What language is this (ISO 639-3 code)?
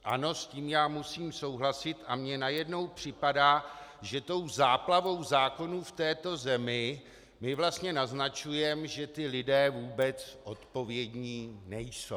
ces